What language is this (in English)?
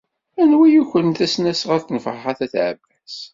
Kabyle